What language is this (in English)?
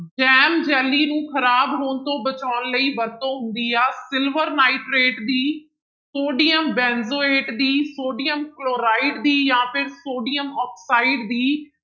Punjabi